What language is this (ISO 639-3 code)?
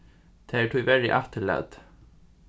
fao